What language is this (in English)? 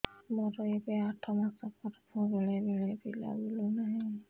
Odia